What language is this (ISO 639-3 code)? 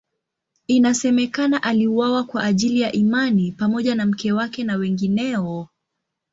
swa